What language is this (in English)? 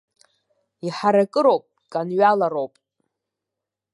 Abkhazian